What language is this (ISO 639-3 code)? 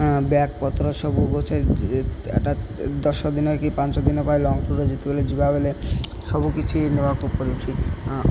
ori